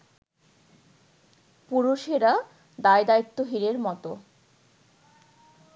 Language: Bangla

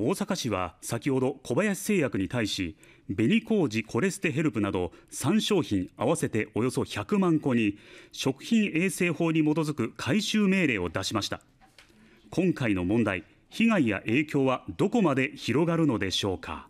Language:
Japanese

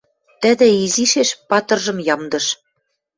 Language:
Western Mari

